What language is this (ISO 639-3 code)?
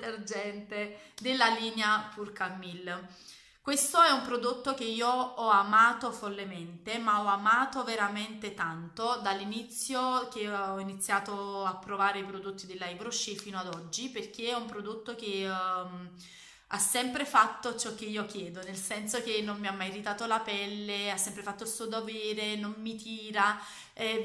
ita